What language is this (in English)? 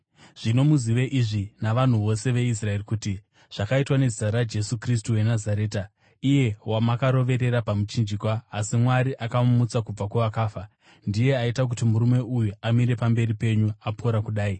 Shona